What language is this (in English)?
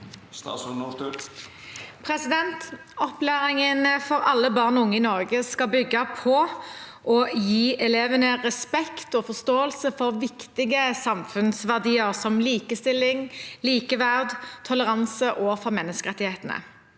Norwegian